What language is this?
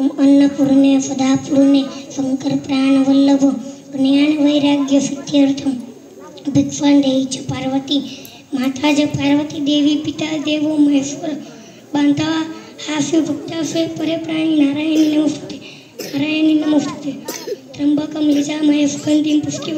Romanian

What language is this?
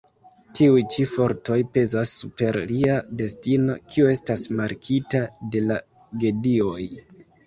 Esperanto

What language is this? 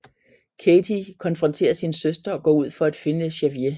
Danish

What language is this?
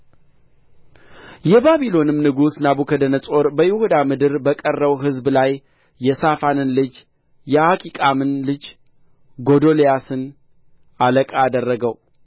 Amharic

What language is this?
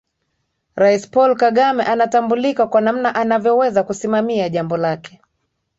Swahili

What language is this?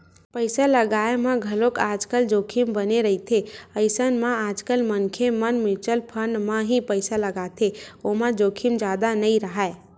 Chhattisgarhi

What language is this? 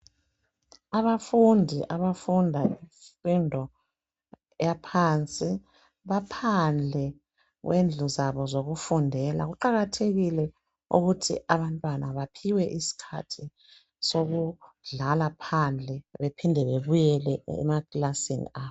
North Ndebele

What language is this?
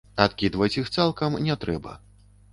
Belarusian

